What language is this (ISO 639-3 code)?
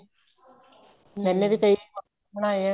pan